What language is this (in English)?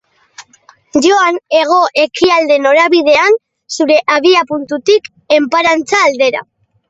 Basque